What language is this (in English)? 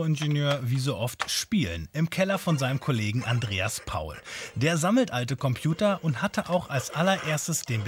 German